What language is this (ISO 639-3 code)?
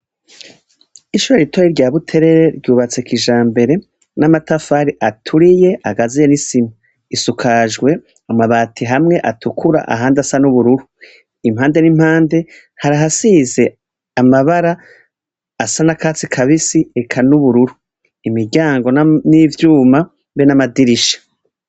run